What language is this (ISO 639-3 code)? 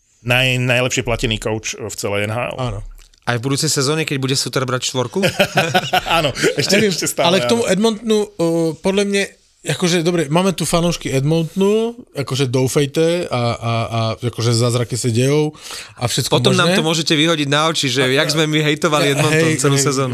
slk